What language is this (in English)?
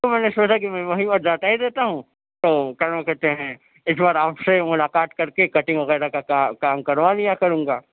Urdu